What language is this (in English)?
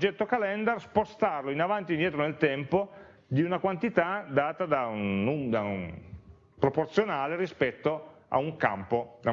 Italian